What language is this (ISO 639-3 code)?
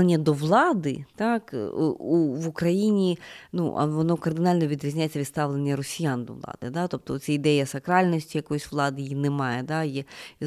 ukr